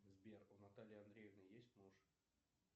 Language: Russian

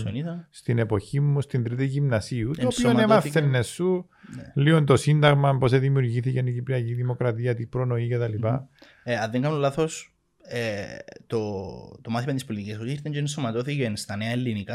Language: Greek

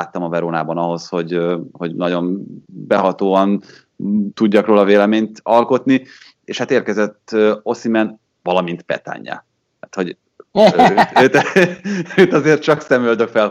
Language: Hungarian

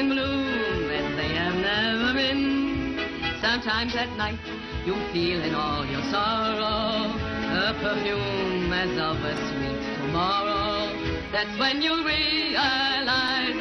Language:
Persian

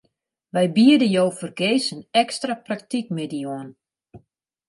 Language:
Western Frisian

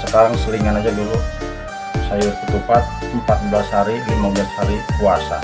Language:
Indonesian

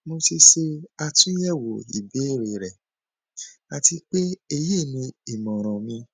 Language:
Yoruba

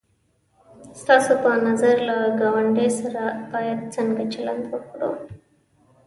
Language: Pashto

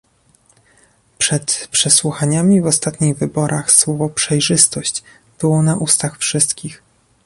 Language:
Polish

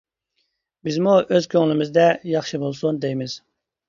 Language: Uyghur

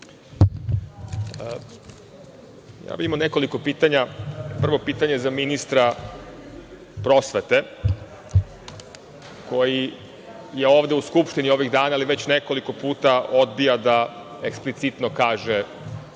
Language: Serbian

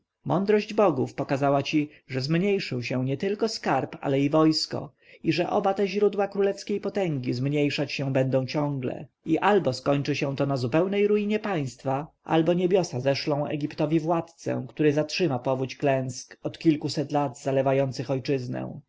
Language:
Polish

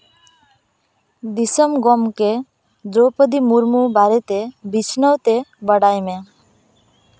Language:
Santali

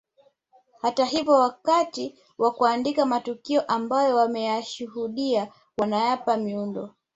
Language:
Swahili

